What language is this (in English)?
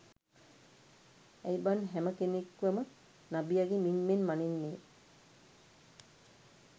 Sinhala